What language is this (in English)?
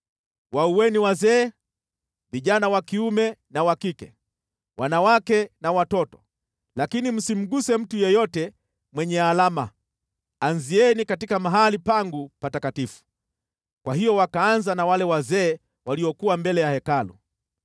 Swahili